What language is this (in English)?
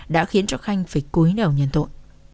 Vietnamese